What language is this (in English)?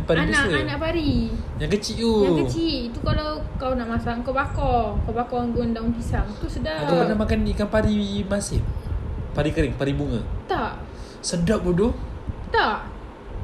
Malay